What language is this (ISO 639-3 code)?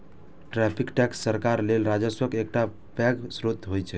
mai